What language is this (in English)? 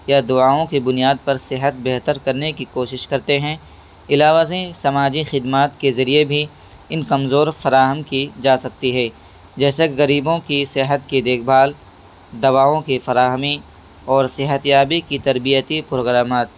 Urdu